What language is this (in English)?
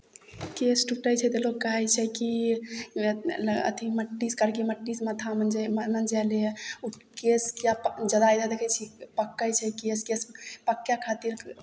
Maithili